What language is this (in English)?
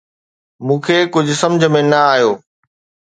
Sindhi